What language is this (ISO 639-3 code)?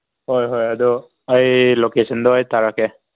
mni